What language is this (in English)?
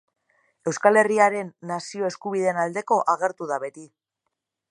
Basque